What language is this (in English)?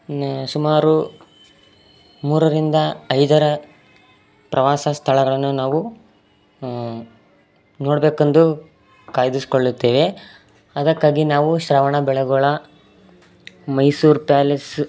Kannada